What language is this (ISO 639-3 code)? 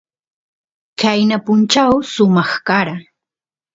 qus